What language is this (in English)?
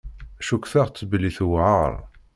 Kabyle